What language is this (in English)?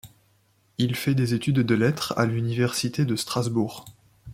French